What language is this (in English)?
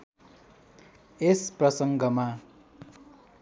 Nepali